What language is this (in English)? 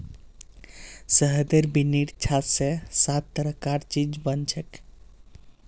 Magahi